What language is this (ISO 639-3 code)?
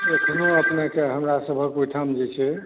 mai